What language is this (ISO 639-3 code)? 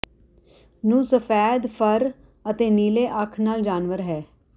pan